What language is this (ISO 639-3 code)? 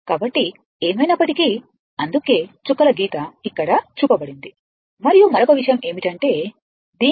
tel